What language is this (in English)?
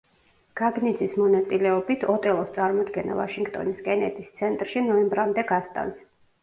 Georgian